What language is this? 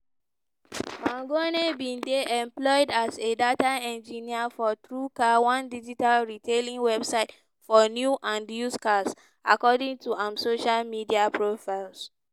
Nigerian Pidgin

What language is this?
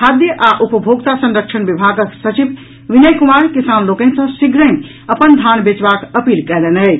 Maithili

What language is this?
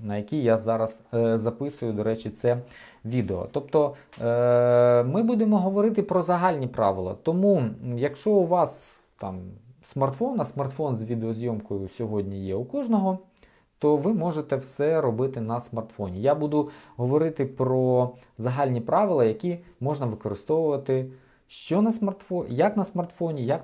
Ukrainian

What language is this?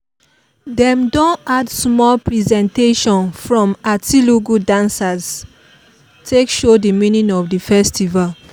Nigerian Pidgin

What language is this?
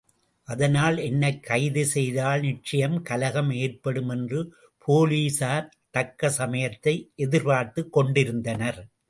Tamil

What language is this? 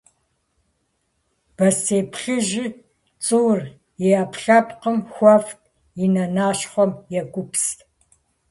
Kabardian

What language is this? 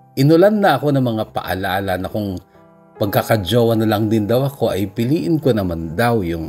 Filipino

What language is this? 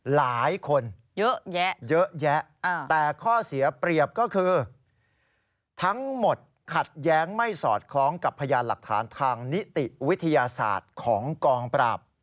Thai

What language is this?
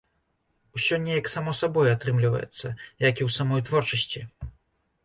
Belarusian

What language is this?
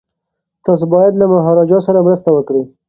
Pashto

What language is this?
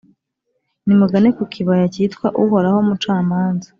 Kinyarwanda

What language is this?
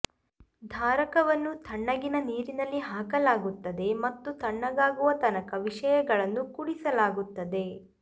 Kannada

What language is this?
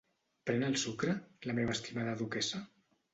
Catalan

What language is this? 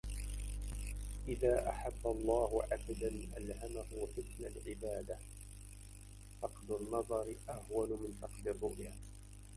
Arabic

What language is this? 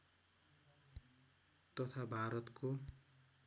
Nepali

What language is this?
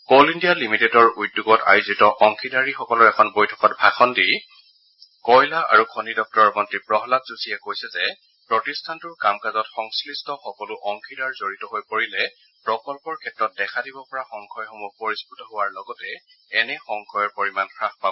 Assamese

